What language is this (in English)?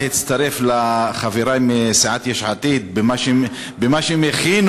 Hebrew